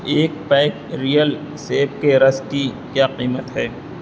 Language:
Urdu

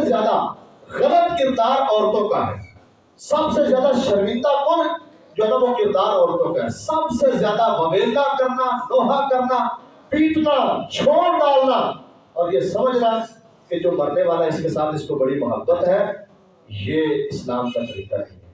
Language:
Urdu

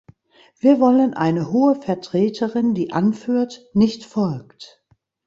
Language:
German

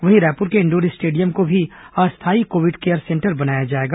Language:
Hindi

